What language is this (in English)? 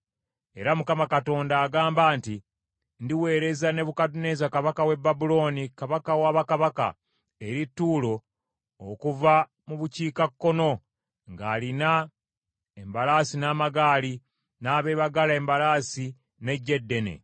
Ganda